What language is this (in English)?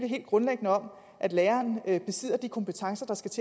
Danish